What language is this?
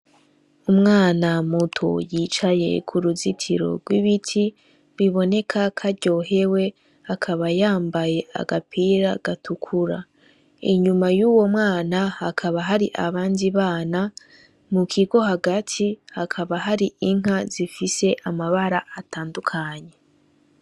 Rundi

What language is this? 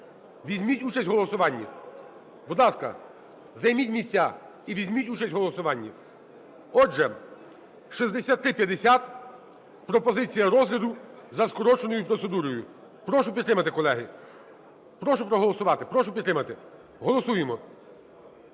Ukrainian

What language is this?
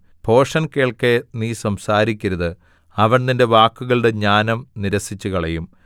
Malayalam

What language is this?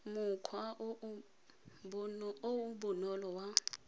Tswana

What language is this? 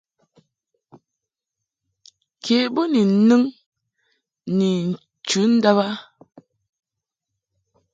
Mungaka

